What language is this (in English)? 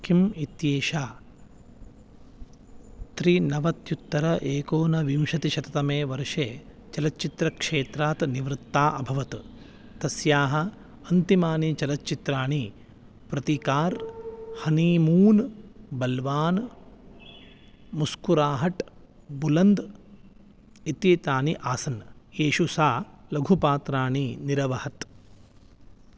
Sanskrit